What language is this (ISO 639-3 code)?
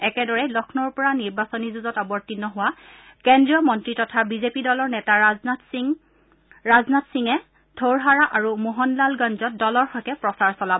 asm